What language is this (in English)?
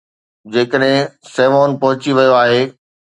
Sindhi